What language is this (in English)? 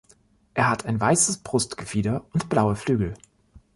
German